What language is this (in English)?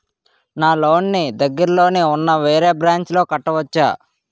Telugu